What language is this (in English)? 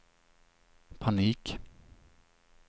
Swedish